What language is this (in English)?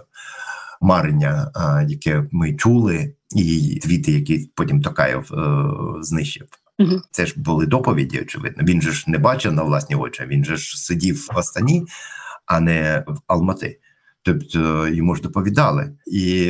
Ukrainian